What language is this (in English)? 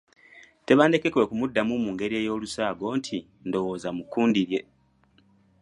Ganda